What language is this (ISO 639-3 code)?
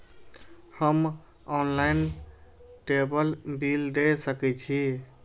mai